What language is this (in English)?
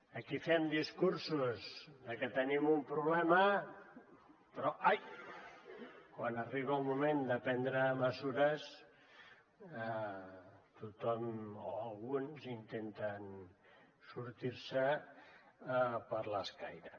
Catalan